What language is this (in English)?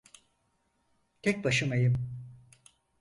Turkish